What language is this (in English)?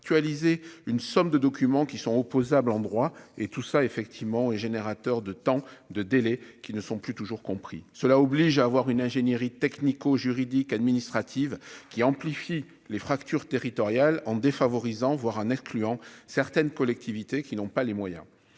French